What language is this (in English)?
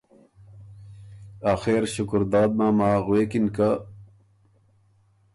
Ormuri